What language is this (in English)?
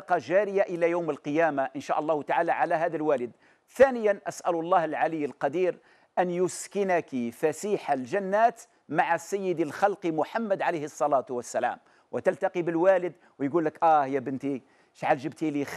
Arabic